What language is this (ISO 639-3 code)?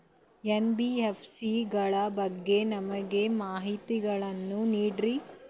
kan